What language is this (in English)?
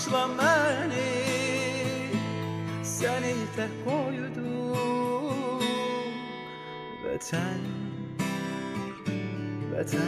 Spanish